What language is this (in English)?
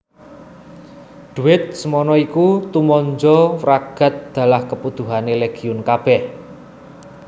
Javanese